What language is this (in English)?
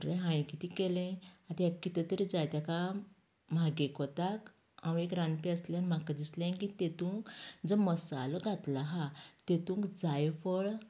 Konkani